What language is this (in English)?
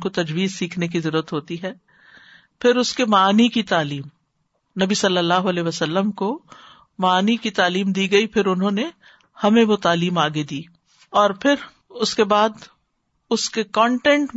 Urdu